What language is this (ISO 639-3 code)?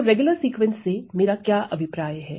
hin